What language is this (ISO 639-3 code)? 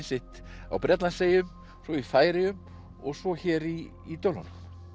isl